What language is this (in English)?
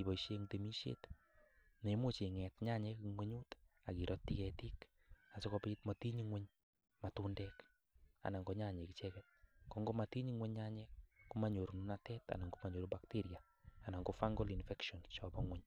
Kalenjin